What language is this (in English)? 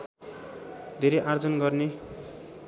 Nepali